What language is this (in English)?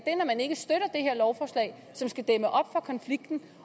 Danish